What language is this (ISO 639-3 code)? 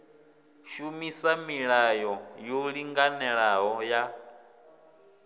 ven